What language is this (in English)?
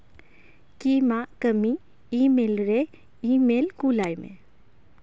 Santali